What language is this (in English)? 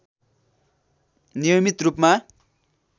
Nepali